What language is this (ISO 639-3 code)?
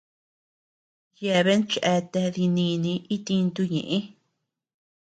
cux